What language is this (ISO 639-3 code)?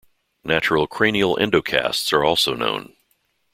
eng